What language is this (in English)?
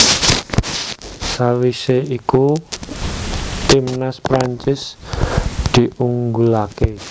Javanese